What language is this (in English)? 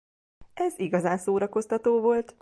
Hungarian